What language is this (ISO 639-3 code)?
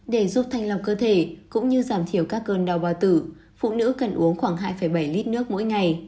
vie